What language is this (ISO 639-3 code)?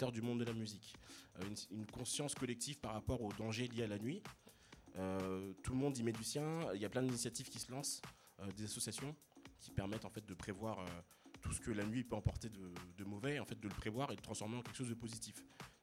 fra